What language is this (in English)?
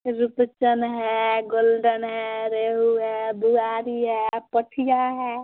Maithili